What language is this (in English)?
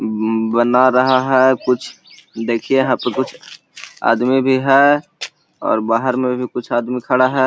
Magahi